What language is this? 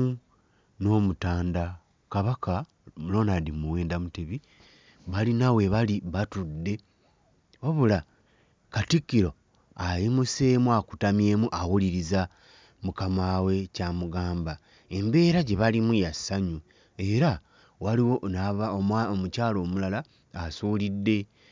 Ganda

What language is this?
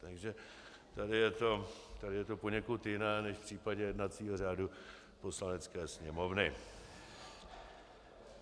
Czech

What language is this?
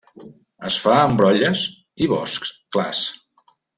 Catalan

